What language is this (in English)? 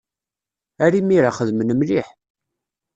Kabyle